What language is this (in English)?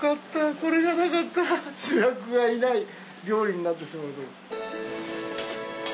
Japanese